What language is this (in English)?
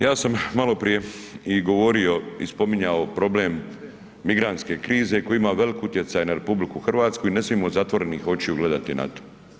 Croatian